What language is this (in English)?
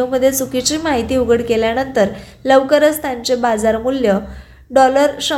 Marathi